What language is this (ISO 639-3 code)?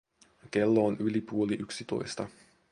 fin